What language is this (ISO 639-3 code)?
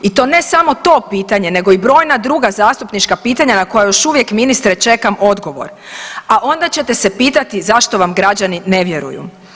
hrv